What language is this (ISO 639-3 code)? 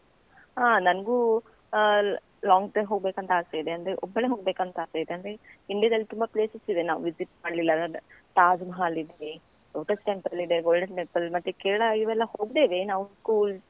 kan